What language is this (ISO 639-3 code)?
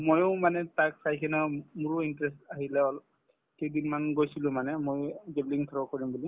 asm